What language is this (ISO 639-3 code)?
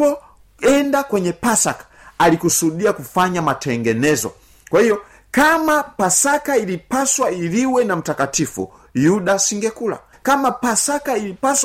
swa